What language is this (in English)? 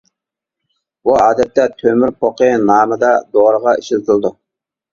Uyghur